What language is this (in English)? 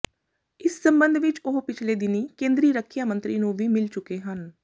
Punjabi